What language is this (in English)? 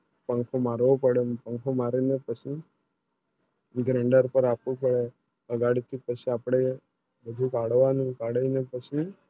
Gujarati